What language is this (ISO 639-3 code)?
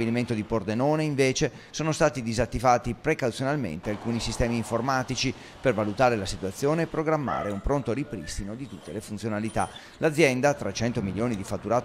ita